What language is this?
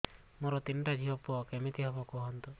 Odia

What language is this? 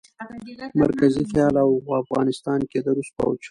Pashto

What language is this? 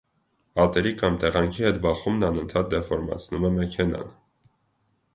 Armenian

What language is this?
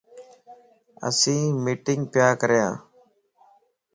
Lasi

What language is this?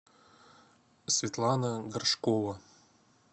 Russian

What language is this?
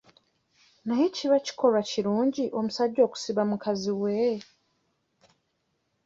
Ganda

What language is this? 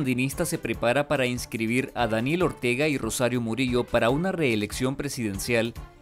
Spanish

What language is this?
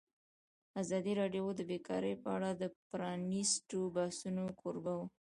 Pashto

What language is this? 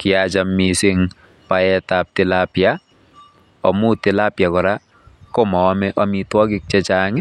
Kalenjin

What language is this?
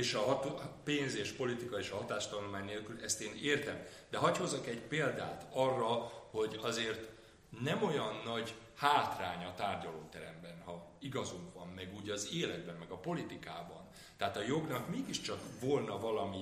Hungarian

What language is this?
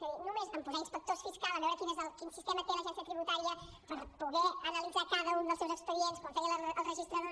Catalan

